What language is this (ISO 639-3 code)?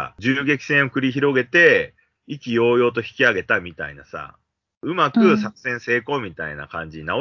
jpn